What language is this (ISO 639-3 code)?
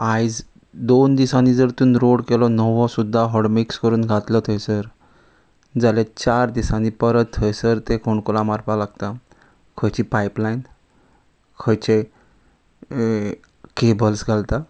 kok